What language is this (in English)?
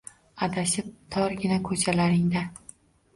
Uzbek